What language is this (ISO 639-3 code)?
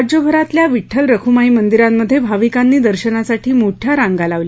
mar